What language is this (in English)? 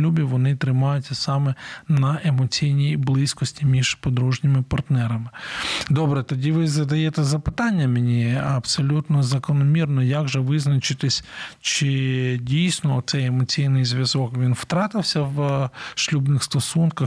Ukrainian